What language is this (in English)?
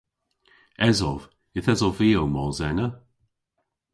Cornish